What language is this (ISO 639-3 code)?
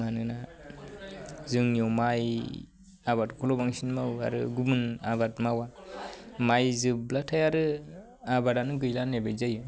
brx